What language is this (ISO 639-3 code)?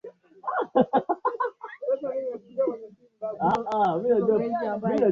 swa